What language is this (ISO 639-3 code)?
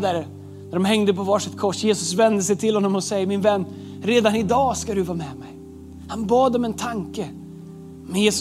swe